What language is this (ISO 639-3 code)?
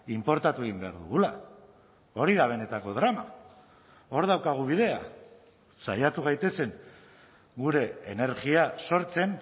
eus